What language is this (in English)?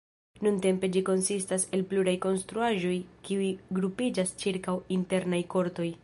Esperanto